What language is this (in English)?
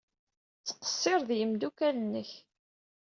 Kabyle